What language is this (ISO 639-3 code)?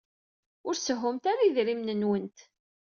kab